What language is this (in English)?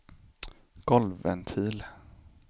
Swedish